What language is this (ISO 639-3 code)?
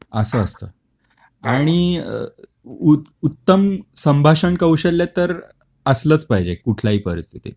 mar